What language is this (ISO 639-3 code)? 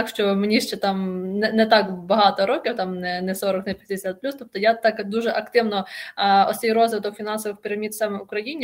ukr